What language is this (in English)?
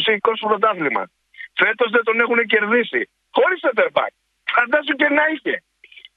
Greek